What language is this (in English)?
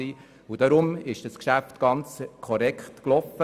Swiss German